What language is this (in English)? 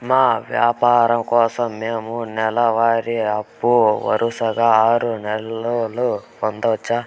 Telugu